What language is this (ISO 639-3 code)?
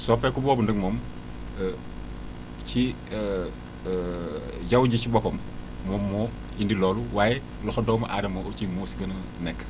wol